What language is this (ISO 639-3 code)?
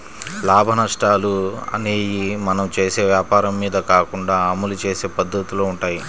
tel